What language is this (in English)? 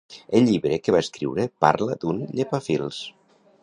Catalan